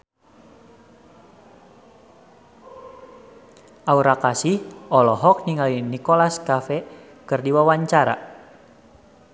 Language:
Sundanese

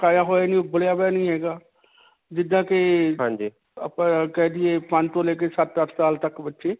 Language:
Punjabi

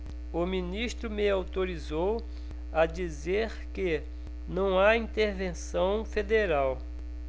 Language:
Portuguese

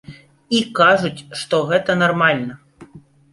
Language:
Belarusian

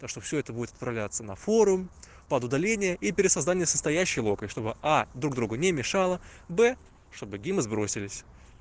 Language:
Russian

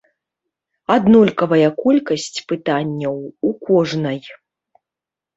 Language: Belarusian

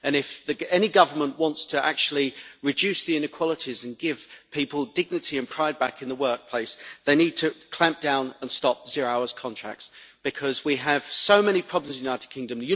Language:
English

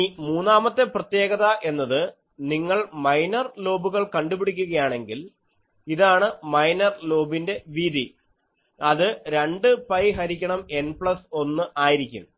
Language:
Malayalam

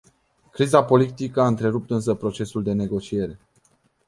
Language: Romanian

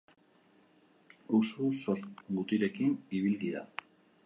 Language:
Basque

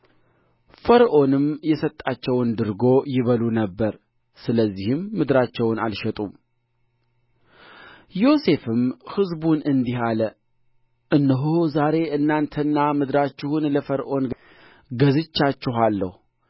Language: Amharic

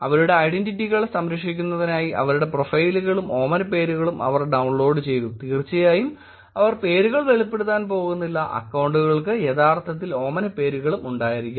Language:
Malayalam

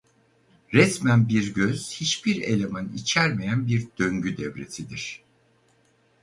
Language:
Turkish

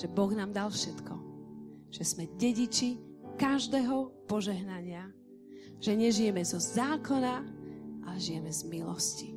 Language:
Slovak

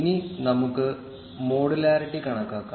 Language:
Malayalam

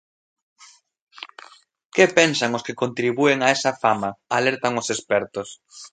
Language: Galician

